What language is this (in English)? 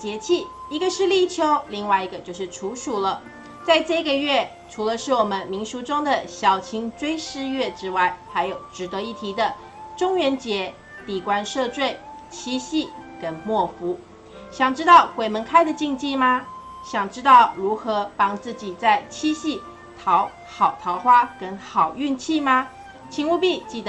Chinese